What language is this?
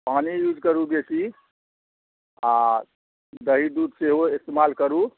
Maithili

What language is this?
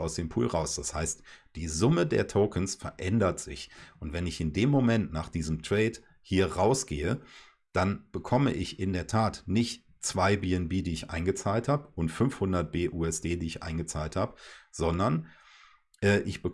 German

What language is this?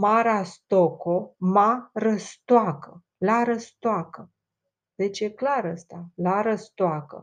Romanian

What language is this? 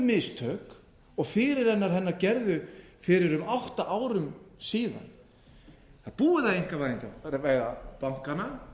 Icelandic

